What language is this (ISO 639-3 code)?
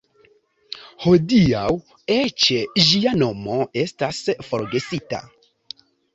epo